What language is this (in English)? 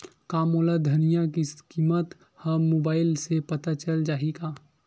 Chhattisgarhi